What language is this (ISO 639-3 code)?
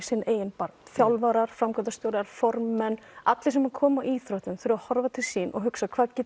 isl